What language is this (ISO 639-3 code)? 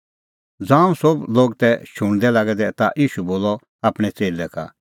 kfx